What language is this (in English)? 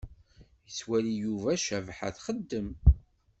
Kabyle